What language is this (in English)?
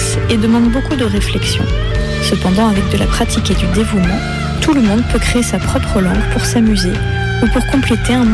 French